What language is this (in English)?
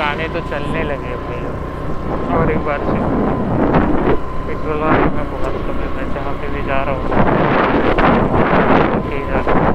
Marathi